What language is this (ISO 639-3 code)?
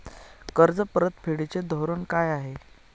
mar